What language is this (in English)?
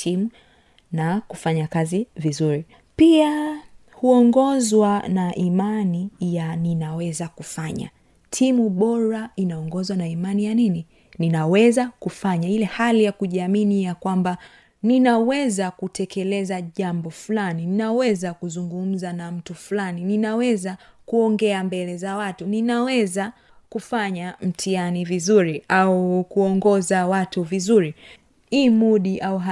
Swahili